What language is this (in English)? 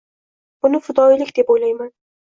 Uzbek